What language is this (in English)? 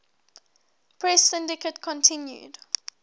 English